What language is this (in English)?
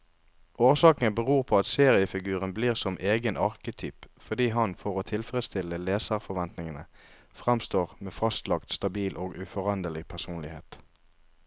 Norwegian